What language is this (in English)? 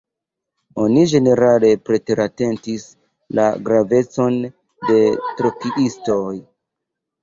Esperanto